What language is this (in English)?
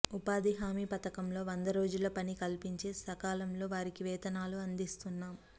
Telugu